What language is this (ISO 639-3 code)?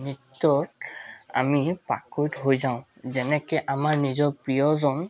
asm